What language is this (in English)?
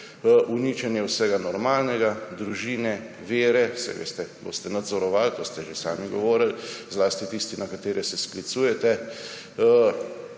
Slovenian